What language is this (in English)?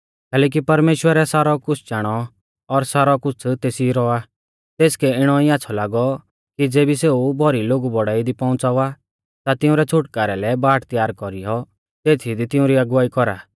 Mahasu Pahari